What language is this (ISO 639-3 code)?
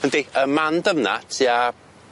cym